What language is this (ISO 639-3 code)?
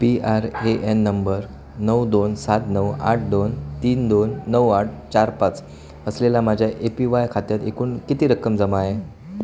mar